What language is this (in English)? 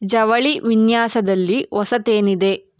Kannada